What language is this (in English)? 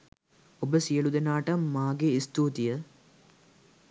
Sinhala